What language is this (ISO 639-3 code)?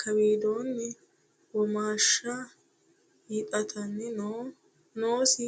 sid